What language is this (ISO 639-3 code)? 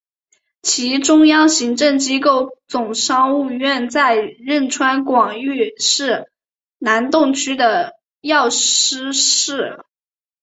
zho